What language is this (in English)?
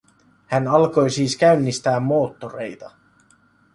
Finnish